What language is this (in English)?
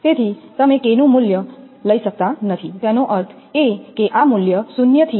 Gujarati